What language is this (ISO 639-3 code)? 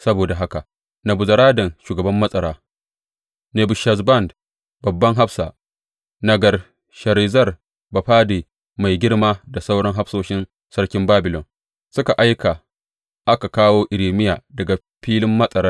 hau